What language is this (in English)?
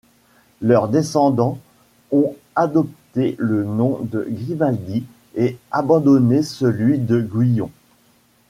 French